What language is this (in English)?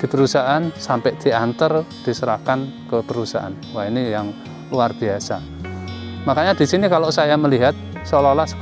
Indonesian